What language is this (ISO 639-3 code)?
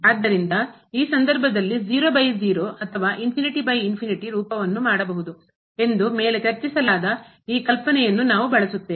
kan